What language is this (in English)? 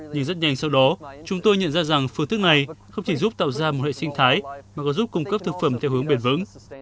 Vietnamese